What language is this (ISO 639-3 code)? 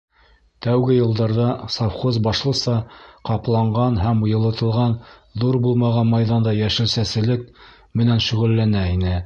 bak